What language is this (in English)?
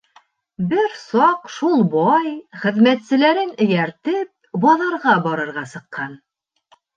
Bashkir